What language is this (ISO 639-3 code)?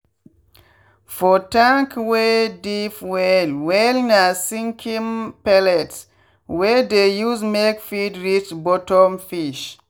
pcm